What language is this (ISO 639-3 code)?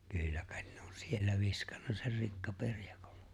fin